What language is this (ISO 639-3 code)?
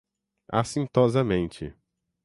por